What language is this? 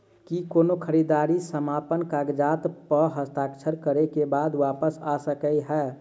Maithili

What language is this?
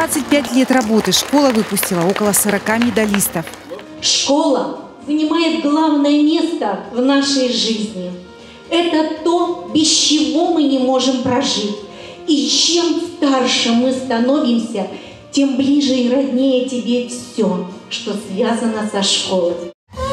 Russian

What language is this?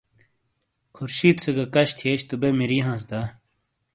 Shina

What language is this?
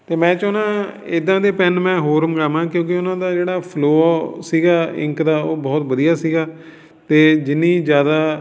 Punjabi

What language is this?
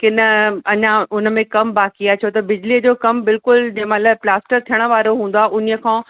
Sindhi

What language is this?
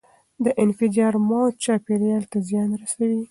Pashto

